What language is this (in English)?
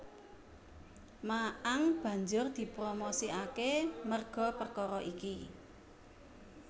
Javanese